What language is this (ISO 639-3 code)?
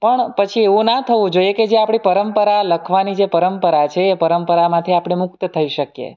guj